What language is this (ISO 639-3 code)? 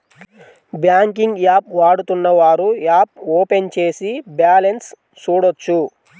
tel